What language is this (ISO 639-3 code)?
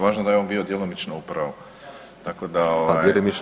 hrv